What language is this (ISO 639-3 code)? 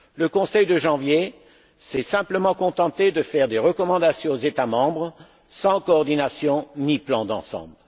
fra